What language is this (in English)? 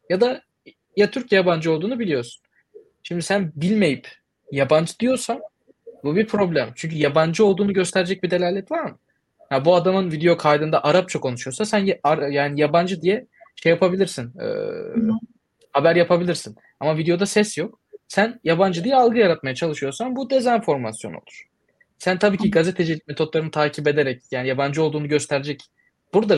Turkish